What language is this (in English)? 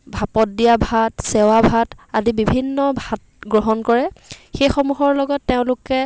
Assamese